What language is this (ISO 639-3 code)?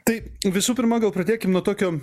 lit